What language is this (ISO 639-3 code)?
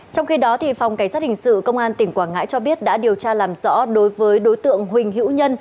vie